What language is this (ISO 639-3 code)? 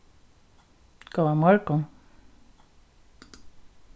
fao